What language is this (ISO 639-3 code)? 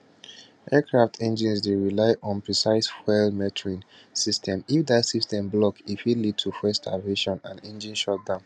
pcm